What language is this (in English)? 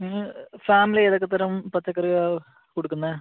Malayalam